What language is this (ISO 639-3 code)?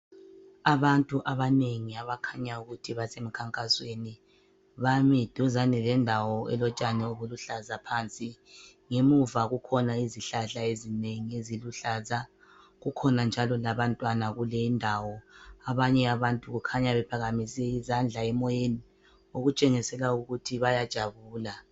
nde